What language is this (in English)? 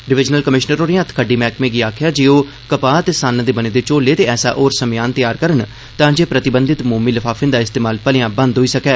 Dogri